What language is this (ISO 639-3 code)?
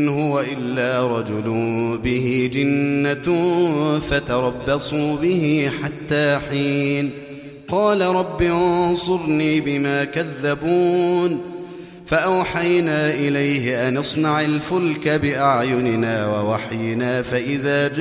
ara